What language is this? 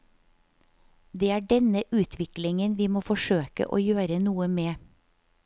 Norwegian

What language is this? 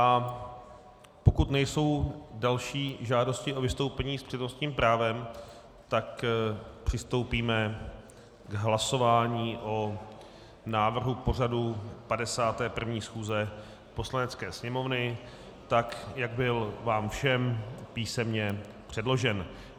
Czech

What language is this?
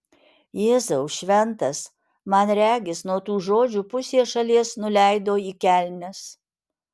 Lithuanian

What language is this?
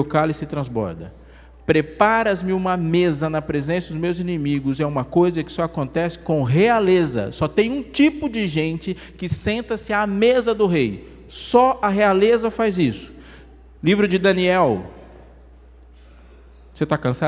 Portuguese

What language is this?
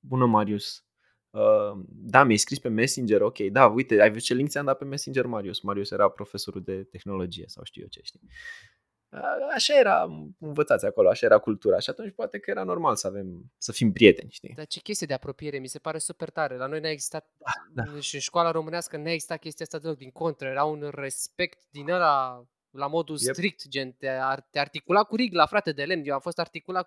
Romanian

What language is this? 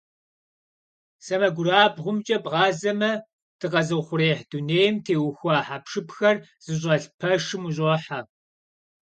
Kabardian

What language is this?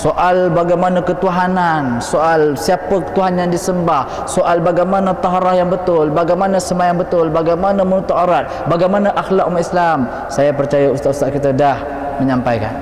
Malay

